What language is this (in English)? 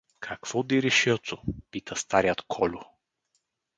Bulgarian